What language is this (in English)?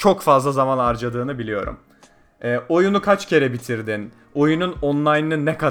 Turkish